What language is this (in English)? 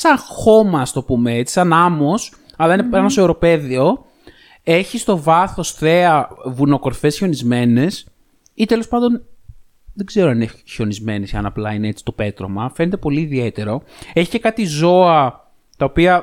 Greek